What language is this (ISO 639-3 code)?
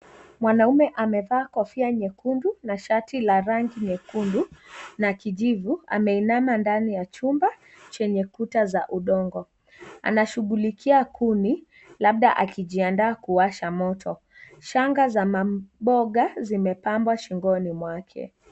swa